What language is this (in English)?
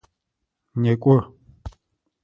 Adyghe